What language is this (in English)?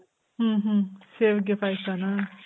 Kannada